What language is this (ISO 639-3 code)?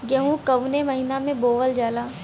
bho